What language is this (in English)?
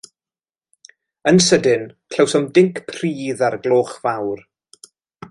Welsh